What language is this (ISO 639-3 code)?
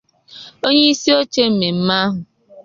ibo